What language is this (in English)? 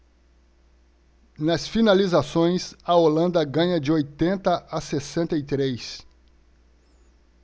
Portuguese